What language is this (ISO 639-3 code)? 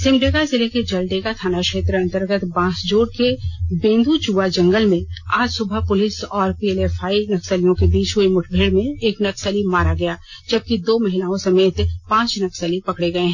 hin